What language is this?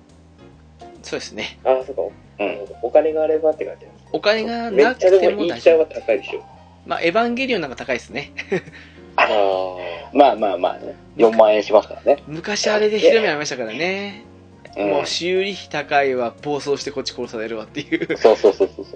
Japanese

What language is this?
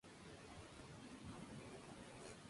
Spanish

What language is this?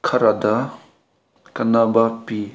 Manipuri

